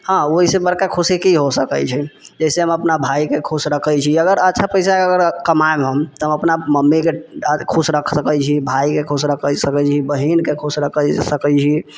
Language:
Maithili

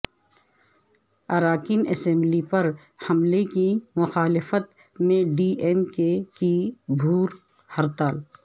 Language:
Urdu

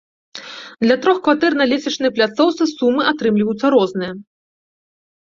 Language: Belarusian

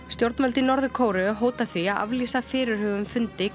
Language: Icelandic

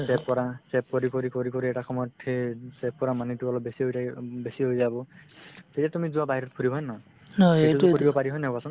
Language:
Assamese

